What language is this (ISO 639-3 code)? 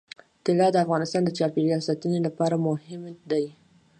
pus